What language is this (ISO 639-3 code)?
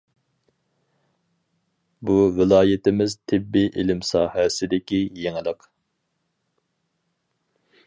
uig